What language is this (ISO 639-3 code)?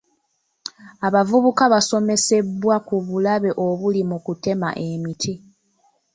lug